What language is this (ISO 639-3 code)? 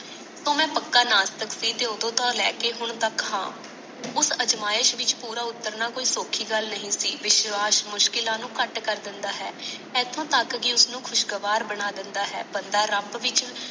pan